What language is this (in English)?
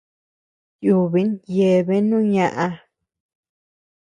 Tepeuxila Cuicatec